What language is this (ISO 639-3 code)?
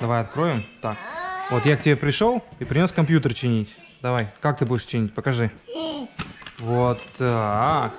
rus